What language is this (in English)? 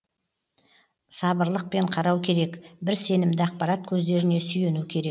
Kazakh